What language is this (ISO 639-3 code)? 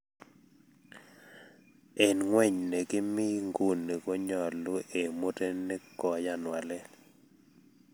kln